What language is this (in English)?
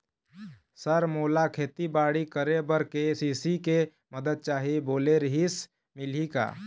Chhattisgarhi